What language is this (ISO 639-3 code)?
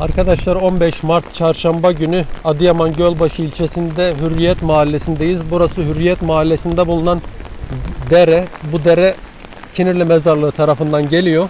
tur